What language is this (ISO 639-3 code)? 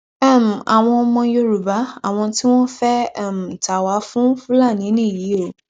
yor